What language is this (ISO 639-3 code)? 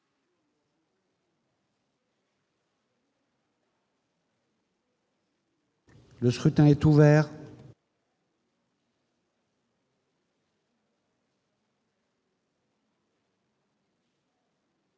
fra